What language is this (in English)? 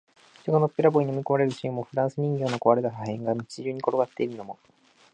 Japanese